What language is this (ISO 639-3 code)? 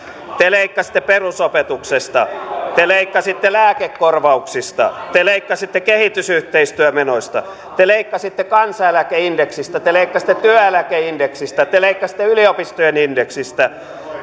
fin